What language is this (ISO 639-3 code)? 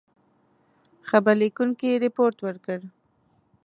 pus